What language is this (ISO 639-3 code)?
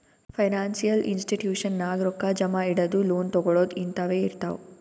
kan